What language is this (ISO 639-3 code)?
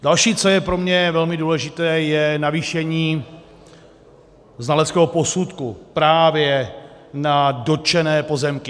ces